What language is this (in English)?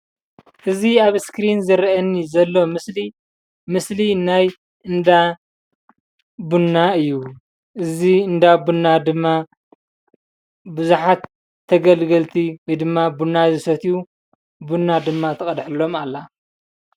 Tigrinya